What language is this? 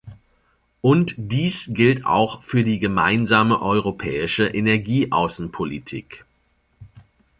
German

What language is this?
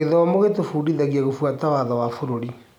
Kikuyu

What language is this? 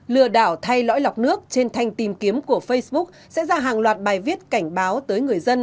Vietnamese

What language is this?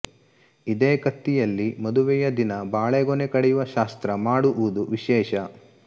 Kannada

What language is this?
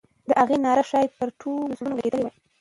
Pashto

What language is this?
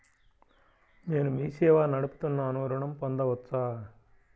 Telugu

